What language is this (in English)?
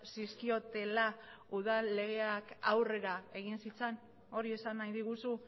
Basque